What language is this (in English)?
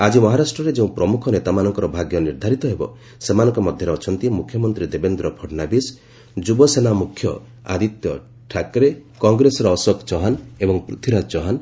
Odia